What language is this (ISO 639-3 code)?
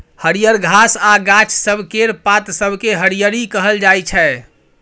mai